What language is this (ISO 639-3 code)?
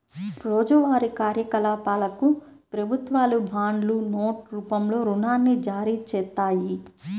tel